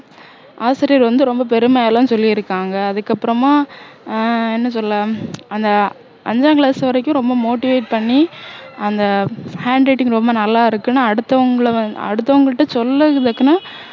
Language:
Tamil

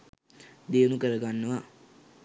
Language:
Sinhala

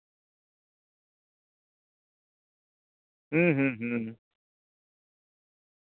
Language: Santali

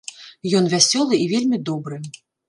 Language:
Belarusian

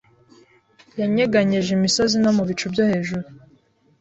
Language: Kinyarwanda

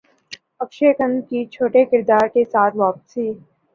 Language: Urdu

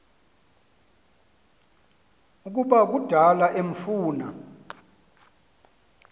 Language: Xhosa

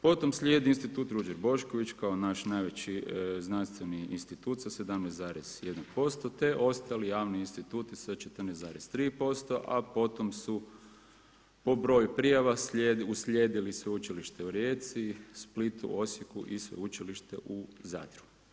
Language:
Croatian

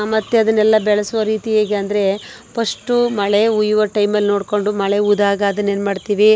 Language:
Kannada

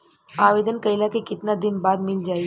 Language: Bhojpuri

